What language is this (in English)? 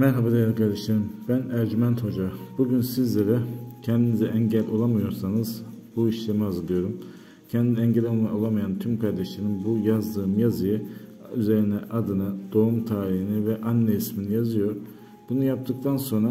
Turkish